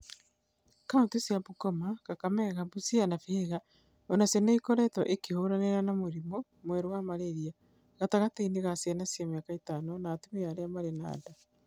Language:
Kikuyu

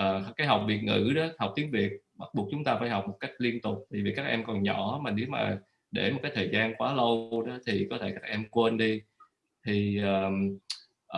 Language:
Vietnamese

